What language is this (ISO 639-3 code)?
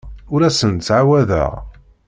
kab